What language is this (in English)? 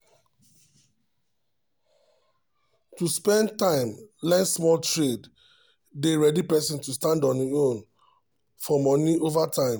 Nigerian Pidgin